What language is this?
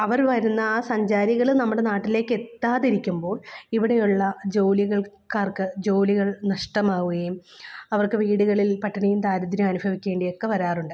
Malayalam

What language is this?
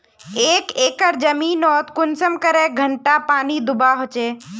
Magahi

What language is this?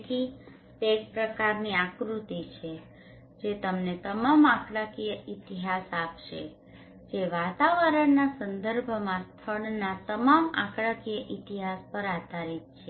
Gujarati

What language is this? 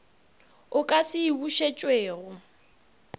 Northern Sotho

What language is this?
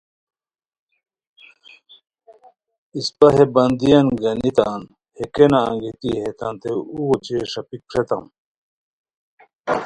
Khowar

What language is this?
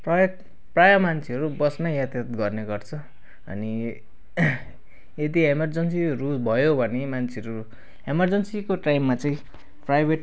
Nepali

